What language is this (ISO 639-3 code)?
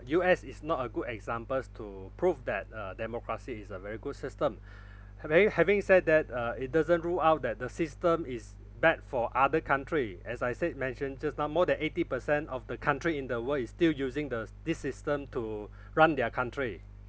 eng